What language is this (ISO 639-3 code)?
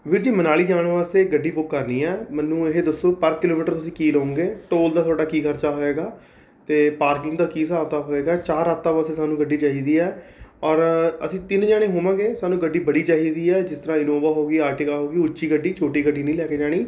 pan